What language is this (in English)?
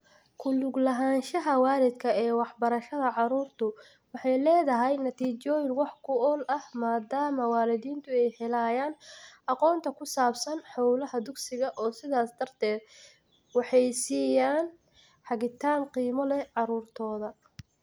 Somali